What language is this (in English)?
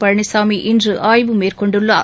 Tamil